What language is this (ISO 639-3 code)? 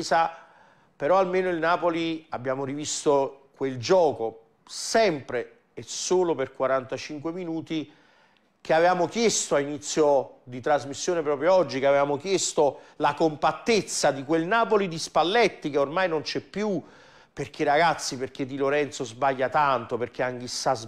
ita